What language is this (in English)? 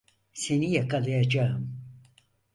Turkish